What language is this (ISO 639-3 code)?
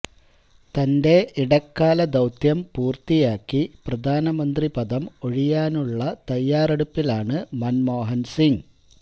mal